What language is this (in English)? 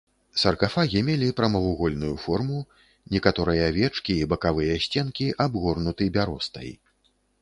Belarusian